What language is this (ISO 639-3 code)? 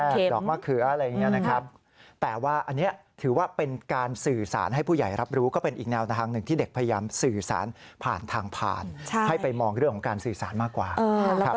tha